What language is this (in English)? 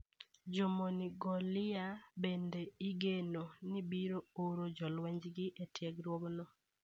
Luo (Kenya and Tanzania)